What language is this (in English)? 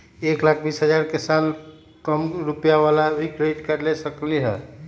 Magahi